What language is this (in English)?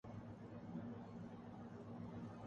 Urdu